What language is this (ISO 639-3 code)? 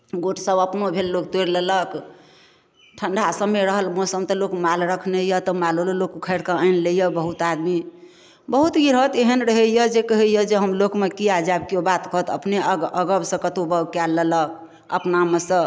mai